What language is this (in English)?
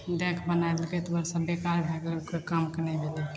Maithili